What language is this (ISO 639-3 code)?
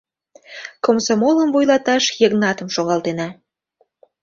chm